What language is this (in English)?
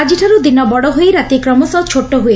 Odia